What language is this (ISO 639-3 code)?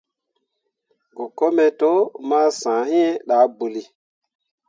mua